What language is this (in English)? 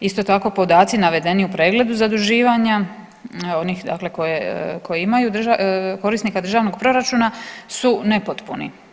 Croatian